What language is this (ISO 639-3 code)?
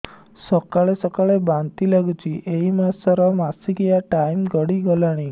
ori